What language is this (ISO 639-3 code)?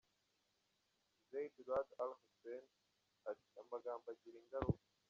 kin